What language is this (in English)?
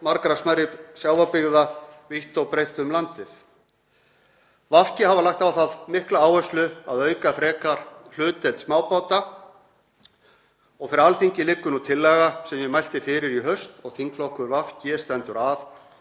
Icelandic